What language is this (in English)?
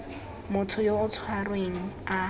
Tswana